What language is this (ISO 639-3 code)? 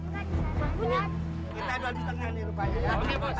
ind